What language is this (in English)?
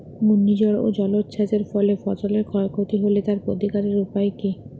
Bangla